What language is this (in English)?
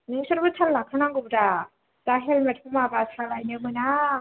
Bodo